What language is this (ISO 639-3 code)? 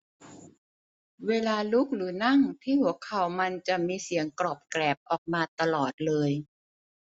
tha